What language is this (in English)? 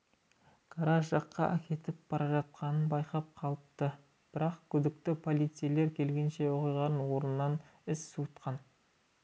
Kazakh